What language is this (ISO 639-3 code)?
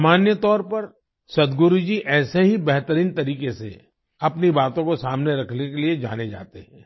hin